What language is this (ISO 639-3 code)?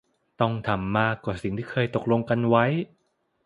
tha